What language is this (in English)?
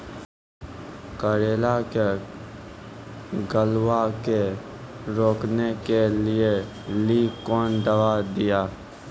Maithili